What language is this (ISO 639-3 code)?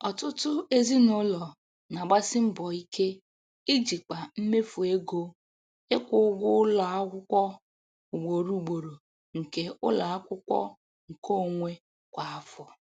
ibo